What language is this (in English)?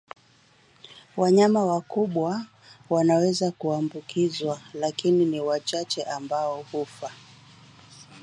Swahili